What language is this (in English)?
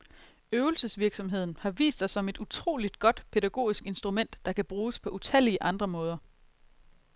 Danish